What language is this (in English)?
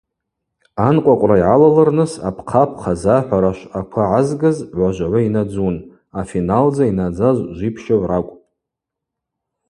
Abaza